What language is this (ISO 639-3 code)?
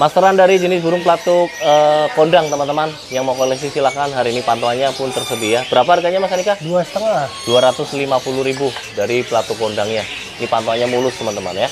ind